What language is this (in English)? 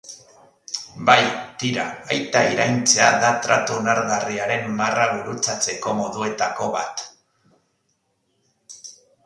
Basque